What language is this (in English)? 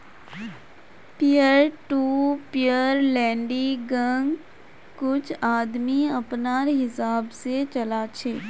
Magahi